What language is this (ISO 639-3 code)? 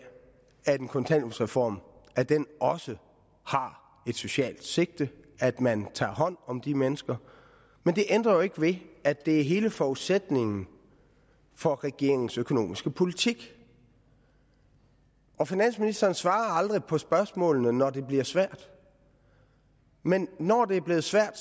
dan